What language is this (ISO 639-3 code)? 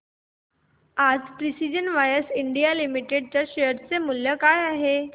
mar